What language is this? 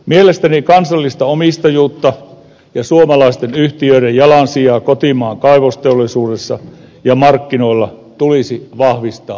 Finnish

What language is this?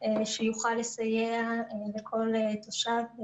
Hebrew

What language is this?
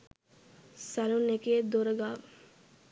Sinhala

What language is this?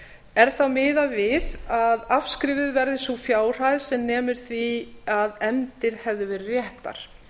Icelandic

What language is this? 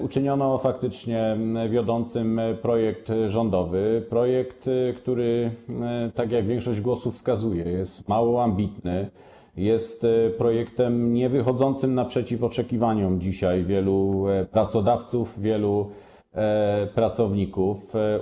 Polish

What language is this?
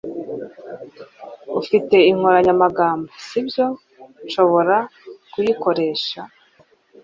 Kinyarwanda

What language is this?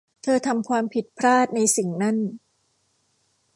Thai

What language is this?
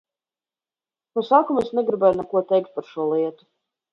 Latvian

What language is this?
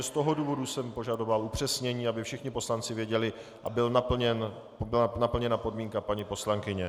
Czech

